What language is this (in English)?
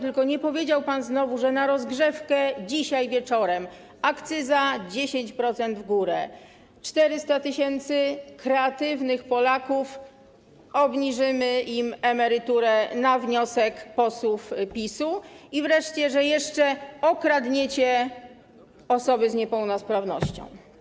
Polish